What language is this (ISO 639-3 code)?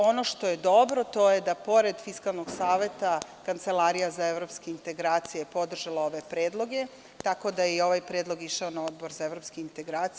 srp